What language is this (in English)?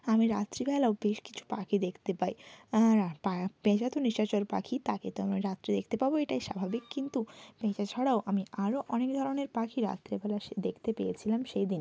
Bangla